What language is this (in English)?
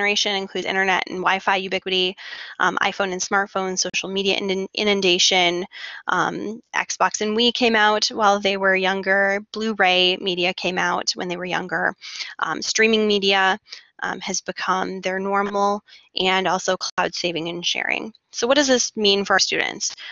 English